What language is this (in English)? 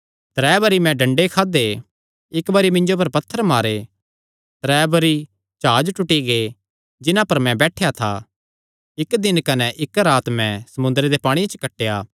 Kangri